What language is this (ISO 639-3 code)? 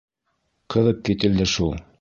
bak